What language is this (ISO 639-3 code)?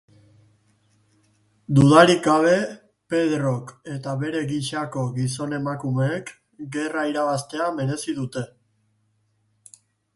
eus